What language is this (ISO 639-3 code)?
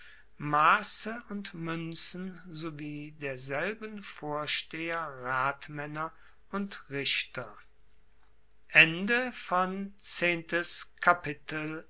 deu